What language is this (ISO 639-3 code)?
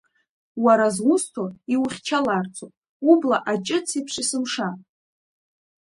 abk